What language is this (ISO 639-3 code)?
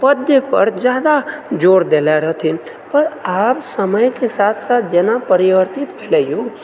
mai